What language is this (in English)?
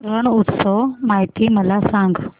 Marathi